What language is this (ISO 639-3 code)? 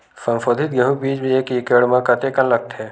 hne